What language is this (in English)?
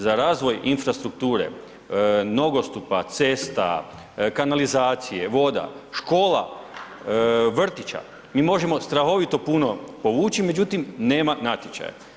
Croatian